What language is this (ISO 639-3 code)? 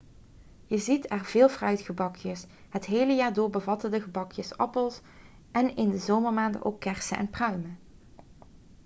nld